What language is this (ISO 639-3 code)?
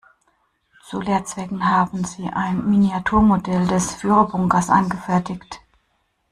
deu